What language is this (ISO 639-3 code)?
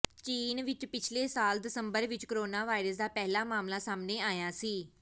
pan